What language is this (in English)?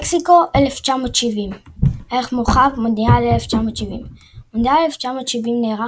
Hebrew